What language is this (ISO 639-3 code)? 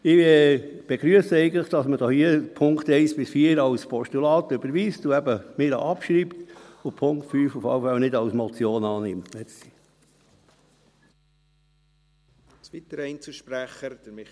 gsw